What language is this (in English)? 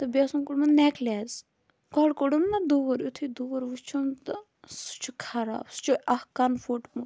Kashmiri